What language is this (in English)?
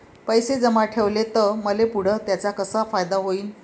Marathi